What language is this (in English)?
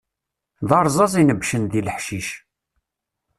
Kabyle